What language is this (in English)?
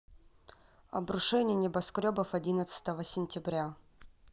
Russian